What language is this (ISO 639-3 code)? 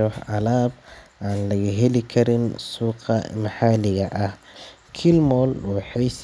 som